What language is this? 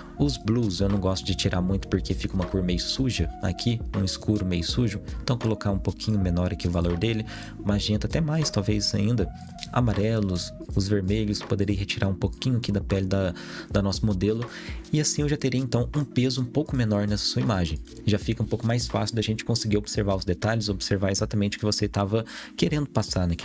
Portuguese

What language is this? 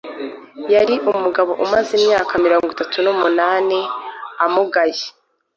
Kinyarwanda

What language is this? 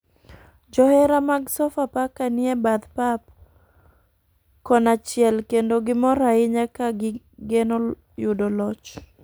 Luo (Kenya and Tanzania)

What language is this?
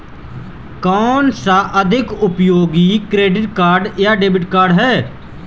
Hindi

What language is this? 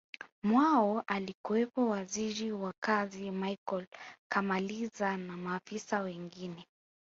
Swahili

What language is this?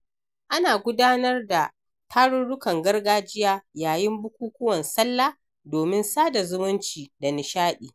Hausa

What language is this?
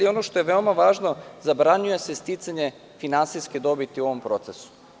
Serbian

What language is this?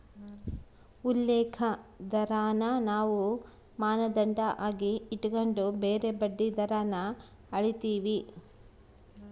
Kannada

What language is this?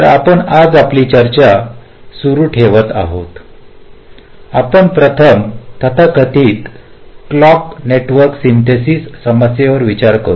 Marathi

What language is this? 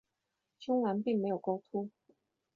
Chinese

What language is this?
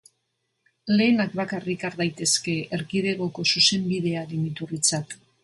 Basque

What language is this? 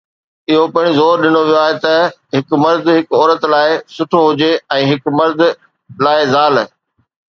Sindhi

